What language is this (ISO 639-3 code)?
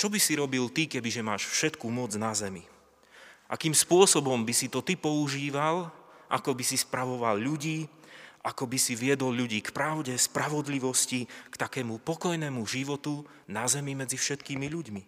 slk